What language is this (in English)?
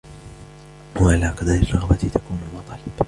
Arabic